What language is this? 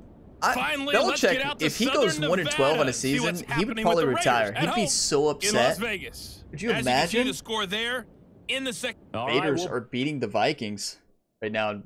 English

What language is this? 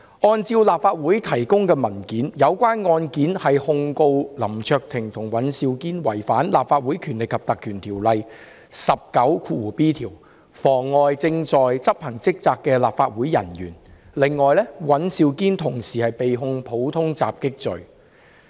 Cantonese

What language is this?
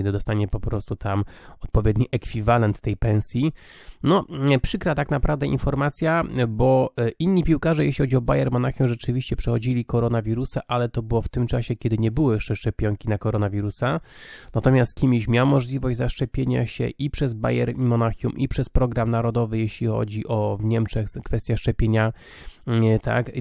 Polish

